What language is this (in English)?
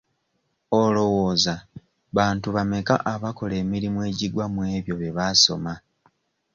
Ganda